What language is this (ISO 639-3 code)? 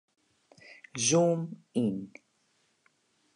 fry